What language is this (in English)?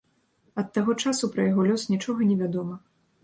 Belarusian